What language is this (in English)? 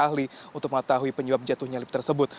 Indonesian